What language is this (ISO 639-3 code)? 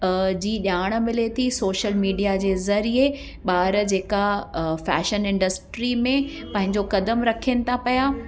snd